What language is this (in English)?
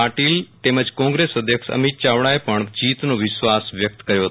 Gujarati